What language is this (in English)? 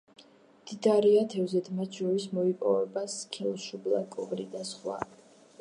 Georgian